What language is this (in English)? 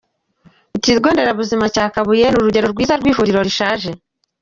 Kinyarwanda